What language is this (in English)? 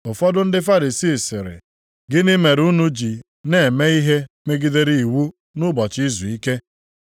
Igbo